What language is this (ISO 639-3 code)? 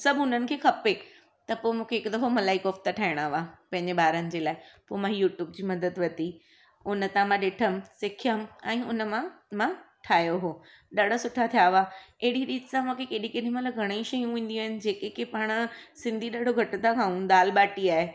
snd